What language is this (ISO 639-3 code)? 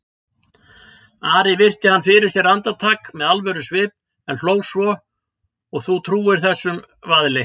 isl